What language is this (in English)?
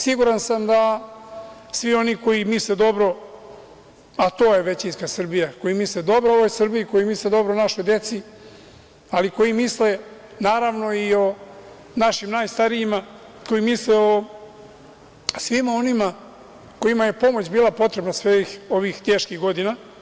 Serbian